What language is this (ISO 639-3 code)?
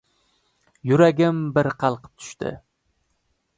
uzb